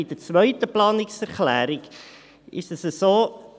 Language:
Swiss German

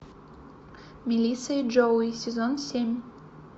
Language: Russian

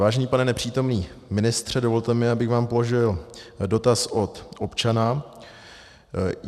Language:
Czech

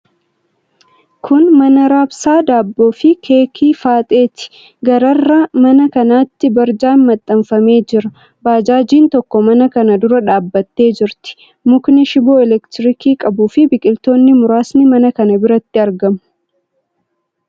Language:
Oromo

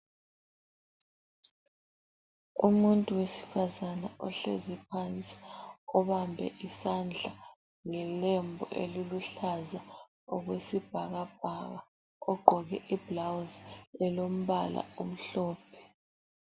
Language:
North Ndebele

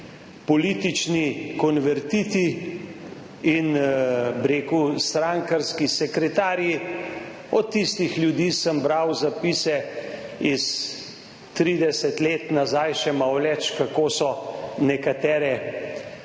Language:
Slovenian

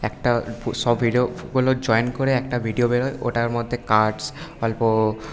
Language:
Bangla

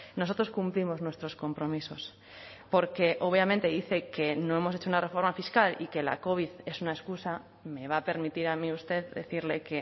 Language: Spanish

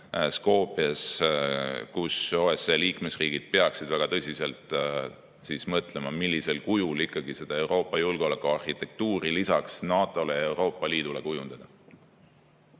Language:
Estonian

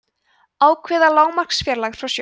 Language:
Icelandic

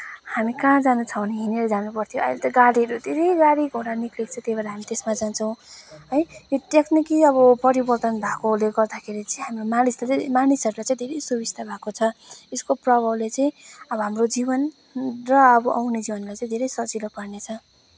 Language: Nepali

